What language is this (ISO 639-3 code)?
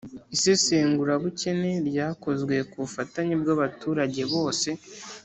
kin